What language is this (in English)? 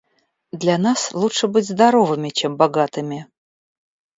Russian